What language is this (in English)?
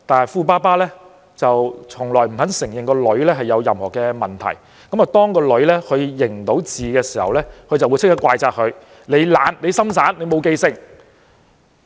Cantonese